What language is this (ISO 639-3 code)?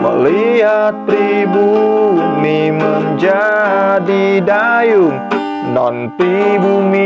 ind